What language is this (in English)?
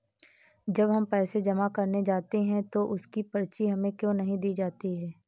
Hindi